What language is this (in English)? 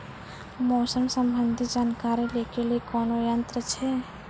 Maithili